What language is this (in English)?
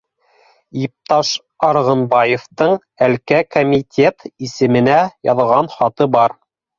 Bashkir